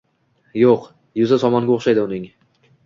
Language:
Uzbek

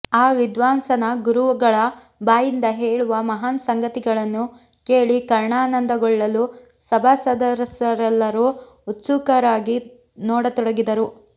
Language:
Kannada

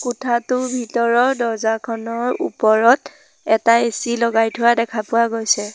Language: Assamese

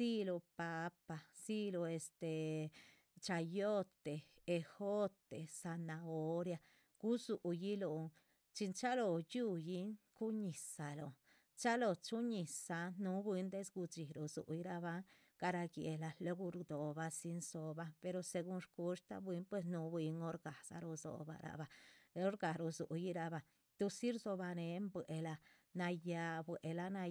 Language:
Chichicapan Zapotec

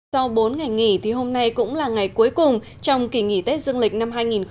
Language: Vietnamese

